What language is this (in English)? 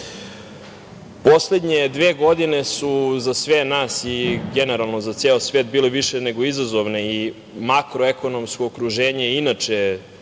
Serbian